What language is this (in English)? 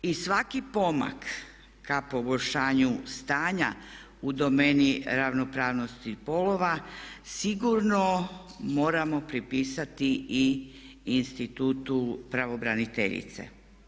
Croatian